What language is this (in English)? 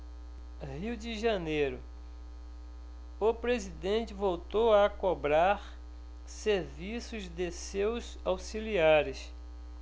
Portuguese